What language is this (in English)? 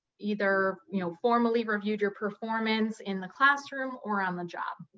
English